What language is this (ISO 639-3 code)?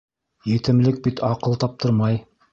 bak